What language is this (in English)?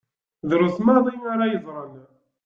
Kabyle